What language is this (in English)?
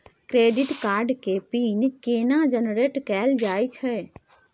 Maithili